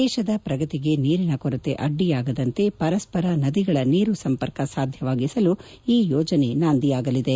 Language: Kannada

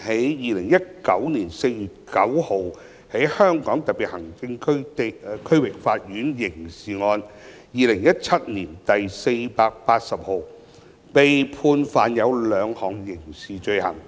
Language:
Cantonese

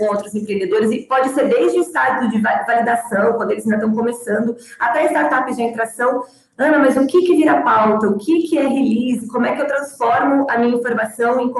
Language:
Portuguese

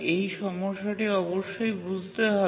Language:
Bangla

